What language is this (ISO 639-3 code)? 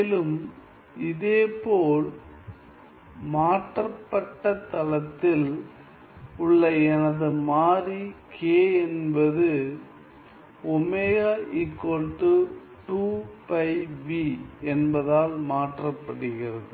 tam